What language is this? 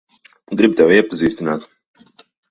Latvian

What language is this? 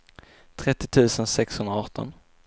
Swedish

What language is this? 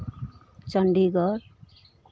Maithili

